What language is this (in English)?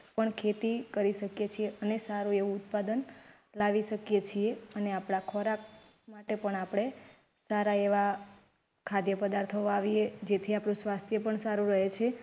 Gujarati